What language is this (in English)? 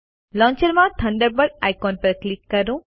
Gujarati